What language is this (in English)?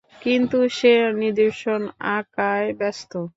Bangla